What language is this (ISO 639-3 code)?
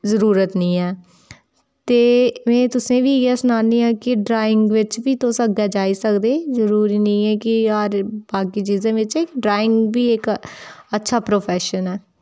doi